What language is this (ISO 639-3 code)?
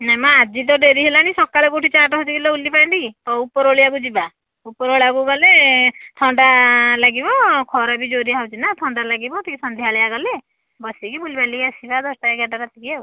ori